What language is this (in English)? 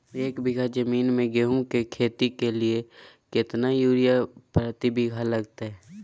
Magahi